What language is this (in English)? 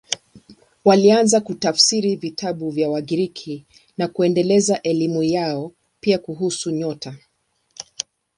Swahili